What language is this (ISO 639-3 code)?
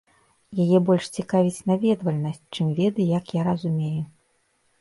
bel